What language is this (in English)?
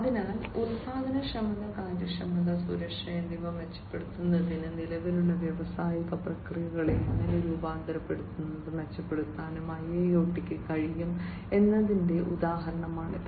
Malayalam